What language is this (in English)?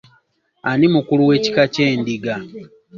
Ganda